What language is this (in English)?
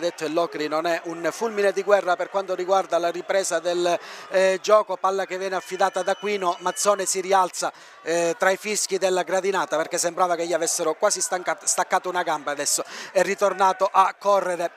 Italian